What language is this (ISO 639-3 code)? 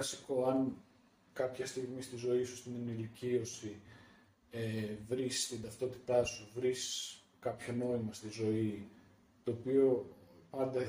ell